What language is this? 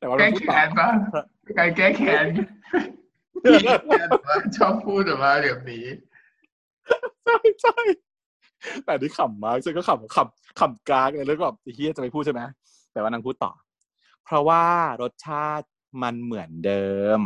Thai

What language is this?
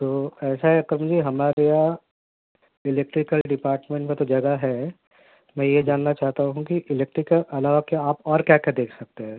Urdu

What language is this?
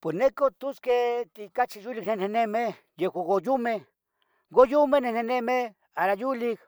Tetelcingo Nahuatl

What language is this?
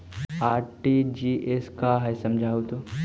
Magahi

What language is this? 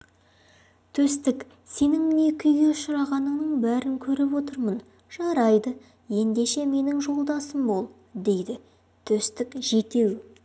Kazakh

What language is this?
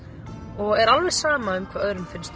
Icelandic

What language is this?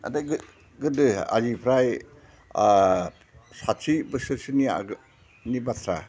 Bodo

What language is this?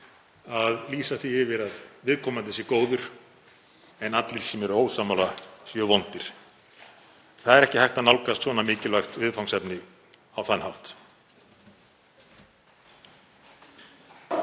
Icelandic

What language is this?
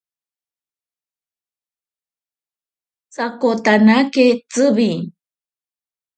Ashéninka Perené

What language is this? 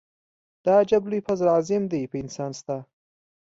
Pashto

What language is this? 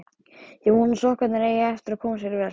Icelandic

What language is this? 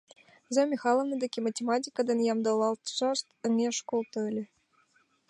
Mari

